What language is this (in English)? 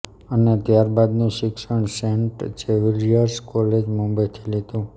Gujarati